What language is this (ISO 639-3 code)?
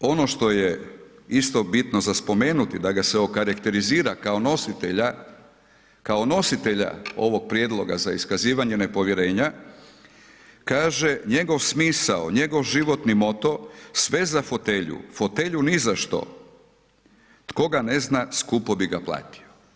hrv